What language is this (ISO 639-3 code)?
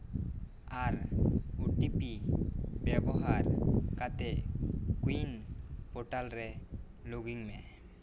sat